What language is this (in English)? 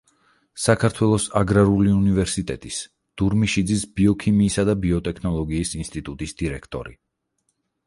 Georgian